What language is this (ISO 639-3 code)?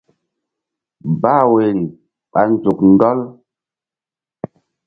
mdd